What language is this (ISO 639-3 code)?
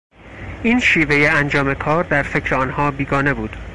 fas